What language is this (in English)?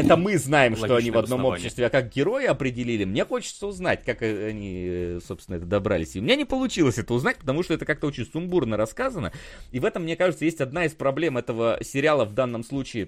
Russian